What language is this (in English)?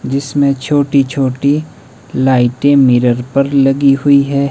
Hindi